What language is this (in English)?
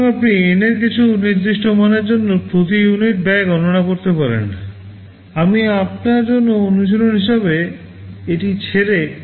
Bangla